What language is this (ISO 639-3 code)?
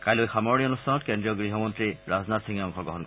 asm